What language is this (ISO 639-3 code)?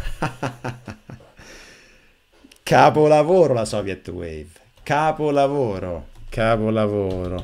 ita